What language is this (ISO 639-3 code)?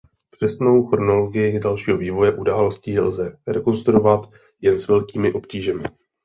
ces